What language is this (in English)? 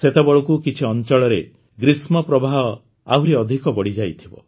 Odia